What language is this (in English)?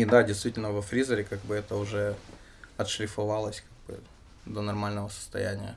Russian